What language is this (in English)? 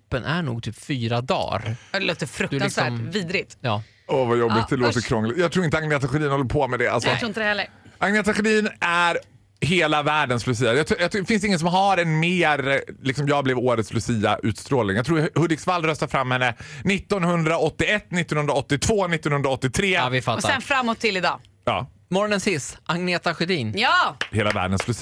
Swedish